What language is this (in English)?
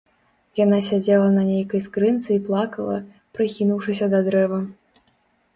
Belarusian